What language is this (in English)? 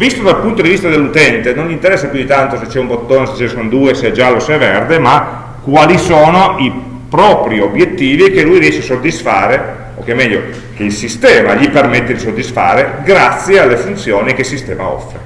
Italian